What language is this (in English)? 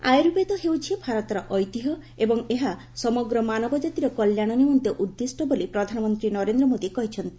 Odia